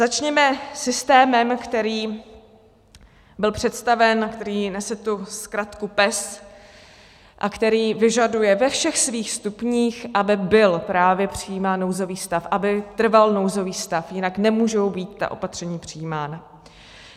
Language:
Czech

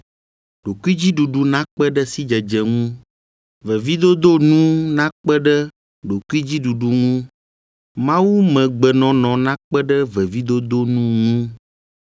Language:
Ewe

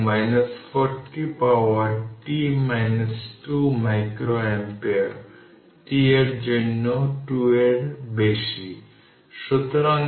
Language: Bangla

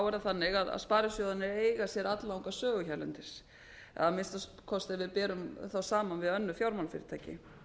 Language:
Icelandic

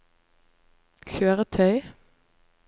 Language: Norwegian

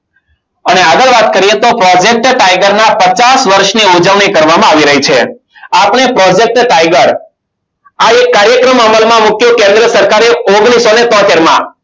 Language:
Gujarati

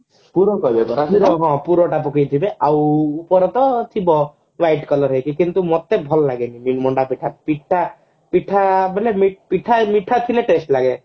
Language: Odia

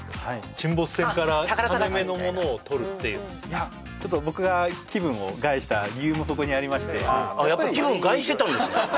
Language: Japanese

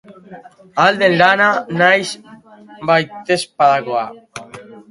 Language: Basque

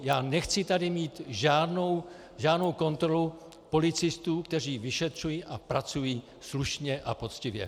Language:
Czech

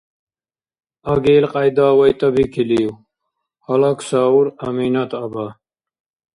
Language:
Dargwa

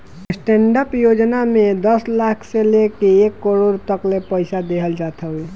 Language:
Bhojpuri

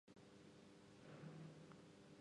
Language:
Japanese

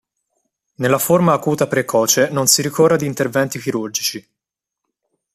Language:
Italian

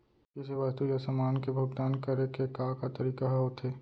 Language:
Chhattisgarhi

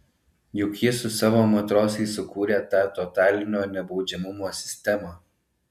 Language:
Lithuanian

